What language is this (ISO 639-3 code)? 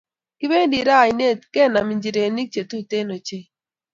kln